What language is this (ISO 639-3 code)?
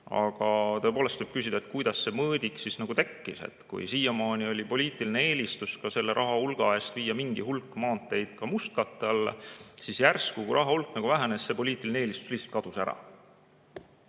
est